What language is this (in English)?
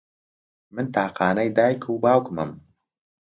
Central Kurdish